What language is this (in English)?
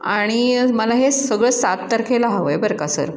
Marathi